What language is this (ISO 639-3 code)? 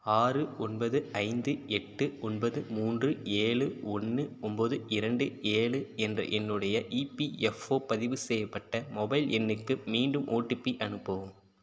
tam